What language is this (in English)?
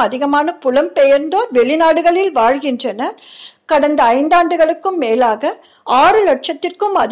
Tamil